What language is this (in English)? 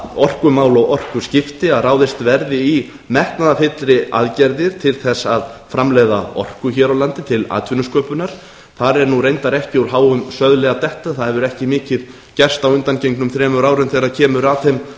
Icelandic